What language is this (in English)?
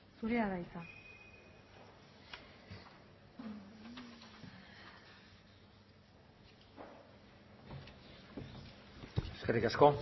Basque